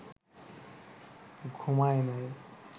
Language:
Bangla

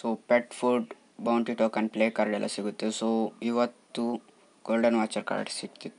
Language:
Hindi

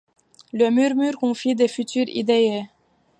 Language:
French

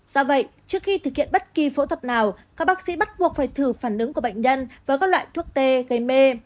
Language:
Vietnamese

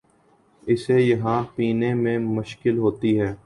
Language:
Urdu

